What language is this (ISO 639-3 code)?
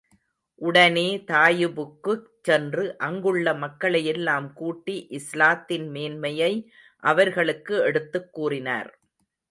tam